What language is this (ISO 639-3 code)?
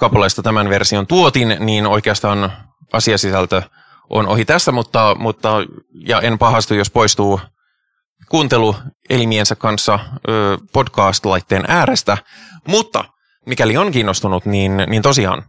fin